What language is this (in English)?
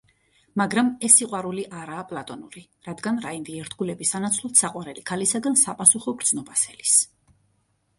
Georgian